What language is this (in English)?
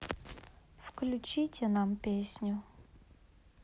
Russian